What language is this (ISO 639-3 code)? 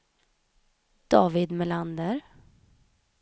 swe